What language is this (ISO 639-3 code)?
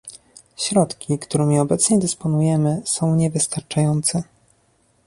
pol